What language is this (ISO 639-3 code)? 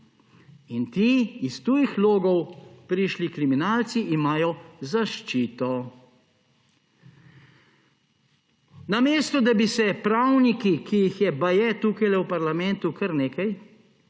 slv